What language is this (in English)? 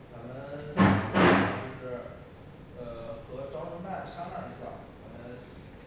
Chinese